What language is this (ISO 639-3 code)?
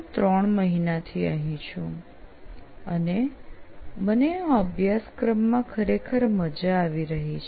guj